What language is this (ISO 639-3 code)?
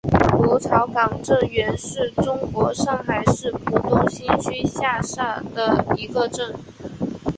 zho